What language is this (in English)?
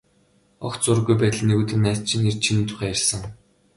Mongolian